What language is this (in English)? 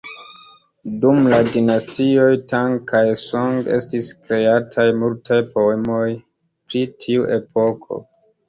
Esperanto